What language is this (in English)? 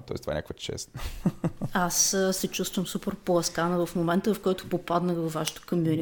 Bulgarian